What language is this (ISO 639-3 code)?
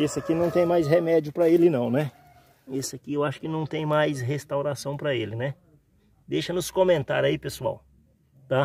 por